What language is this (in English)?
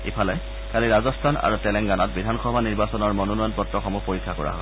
Assamese